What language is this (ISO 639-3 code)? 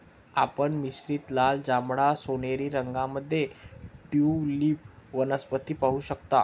mar